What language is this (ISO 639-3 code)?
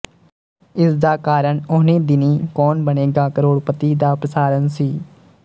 pan